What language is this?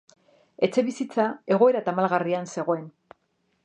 Basque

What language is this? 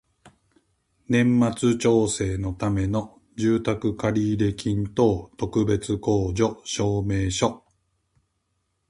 Japanese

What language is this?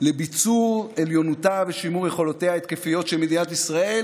Hebrew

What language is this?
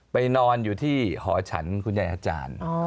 Thai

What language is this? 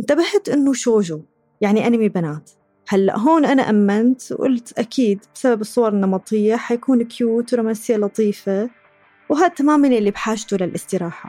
Arabic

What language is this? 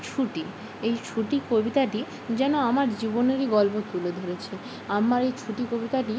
Bangla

